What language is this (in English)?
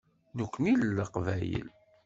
Kabyle